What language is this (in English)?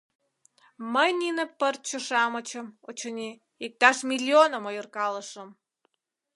Mari